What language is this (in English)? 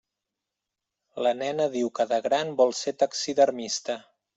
Catalan